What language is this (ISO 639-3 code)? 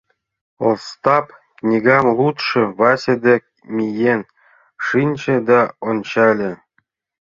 chm